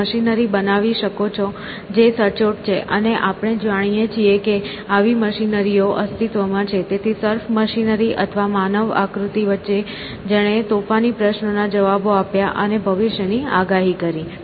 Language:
Gujarati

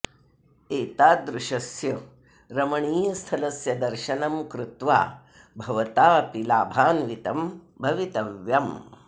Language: Sanskrit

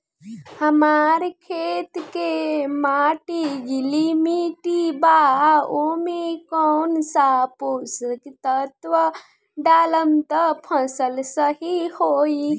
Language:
Bhojpuri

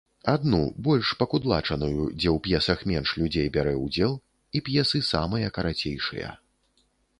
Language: Belarusian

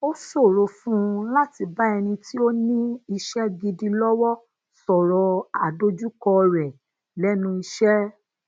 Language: Yoruba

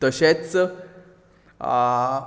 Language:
Konkani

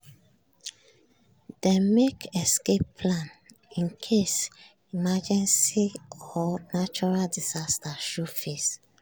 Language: Nigerian Pidgin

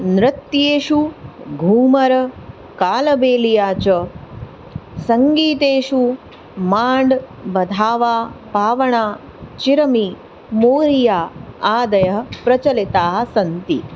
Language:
Sanskrit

